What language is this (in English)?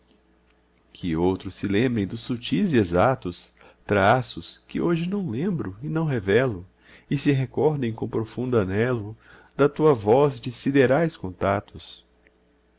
Portuguese